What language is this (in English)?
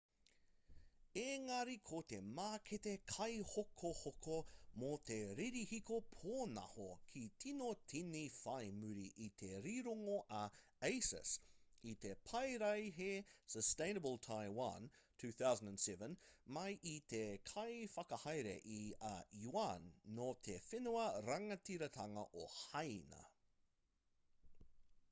Māori